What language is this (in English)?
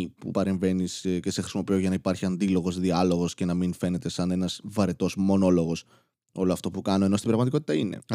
Greek